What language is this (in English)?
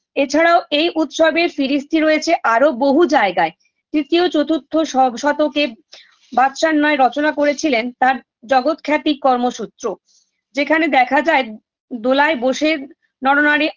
Bangla